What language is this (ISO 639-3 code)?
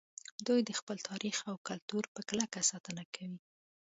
pus